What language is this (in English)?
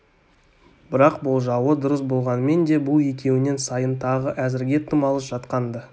Kazakh